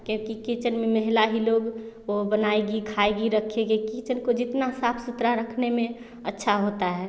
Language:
Hindi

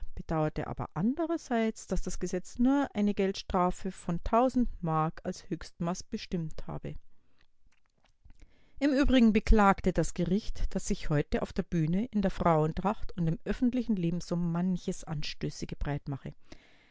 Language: German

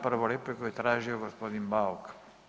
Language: Croatian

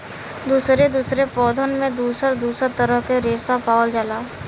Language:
Bhojpuri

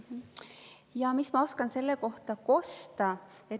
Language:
Estonian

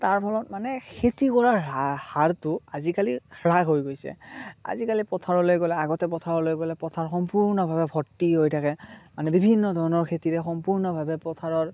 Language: Assamese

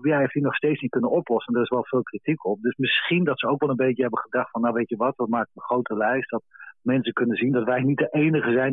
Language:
Dutch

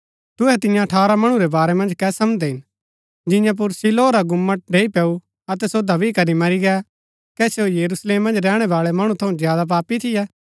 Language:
Gaddi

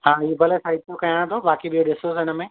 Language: Sindhi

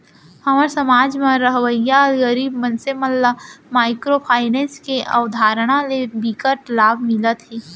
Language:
Chhattisgarhi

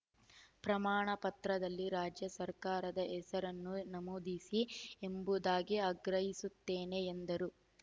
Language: Kannada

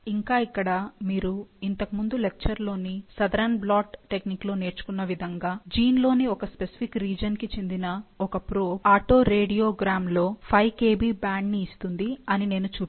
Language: Telugu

